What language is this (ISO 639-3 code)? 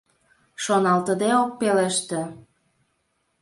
chm